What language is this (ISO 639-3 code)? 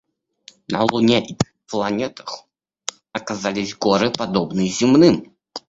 rus